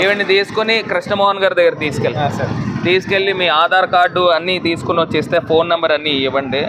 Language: Telugu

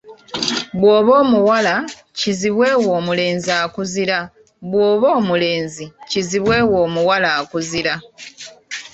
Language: Ganda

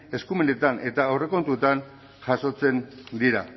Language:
Basque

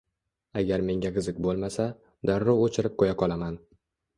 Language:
Uzbek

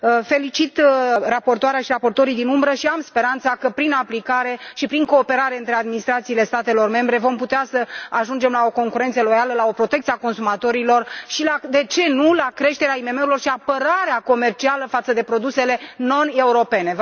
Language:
Romanian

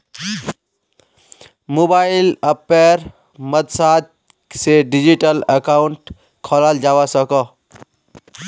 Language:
Magahi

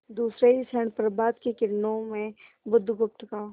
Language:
Hindi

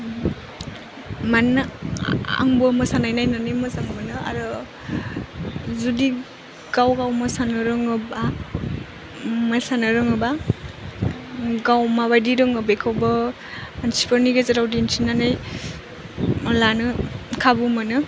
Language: Bodo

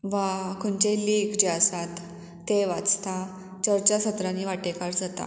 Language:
Konkani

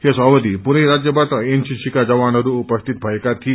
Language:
Nepali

